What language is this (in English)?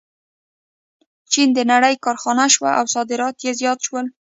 Pashto